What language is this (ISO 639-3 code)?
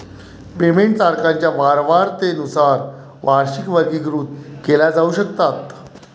mar